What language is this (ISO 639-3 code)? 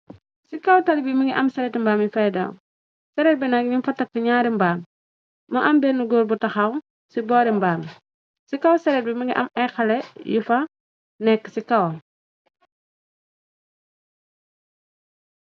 wol